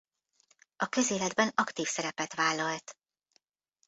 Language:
Hungarian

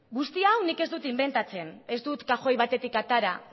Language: Basque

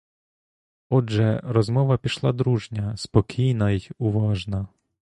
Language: Ukrainian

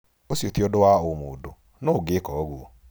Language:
Kikuyu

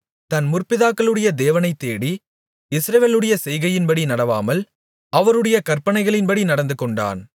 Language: Tamil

